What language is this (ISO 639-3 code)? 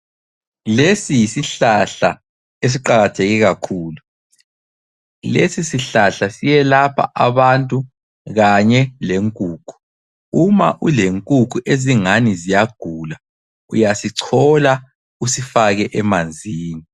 nde